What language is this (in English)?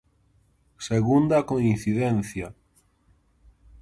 Galician